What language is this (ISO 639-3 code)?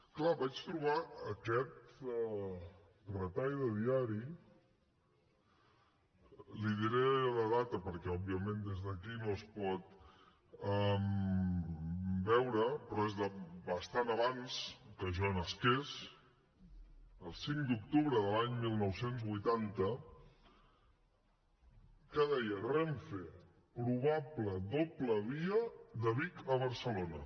cat